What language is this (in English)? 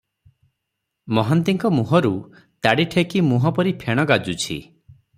Odia